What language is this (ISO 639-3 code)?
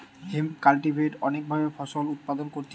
ben